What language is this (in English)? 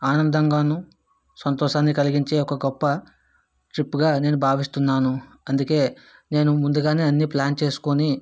Telugu